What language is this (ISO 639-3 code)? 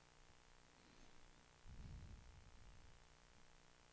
swe